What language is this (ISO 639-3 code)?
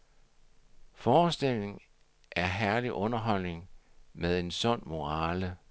dan